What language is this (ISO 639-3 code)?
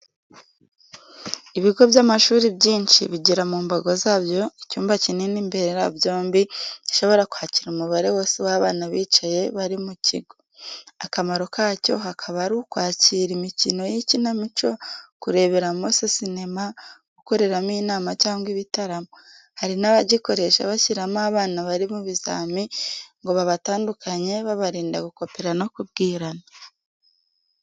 kin